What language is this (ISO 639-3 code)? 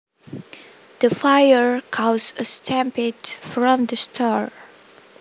jav